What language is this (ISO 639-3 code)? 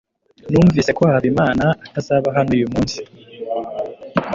kin